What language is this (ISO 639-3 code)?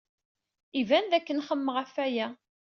kab